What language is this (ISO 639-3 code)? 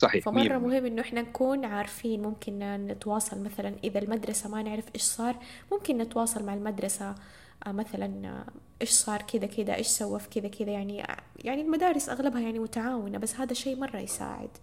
ara